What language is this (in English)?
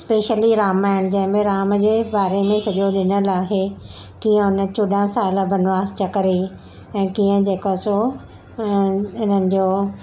Sindhi